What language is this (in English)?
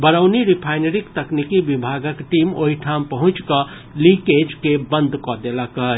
Maithili